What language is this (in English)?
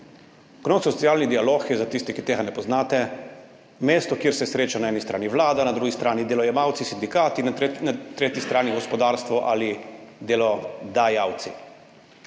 Slovenian